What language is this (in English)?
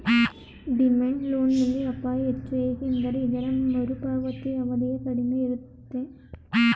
Kannada